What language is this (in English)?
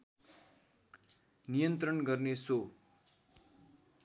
Nepali